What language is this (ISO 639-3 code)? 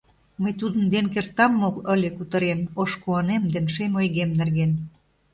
chm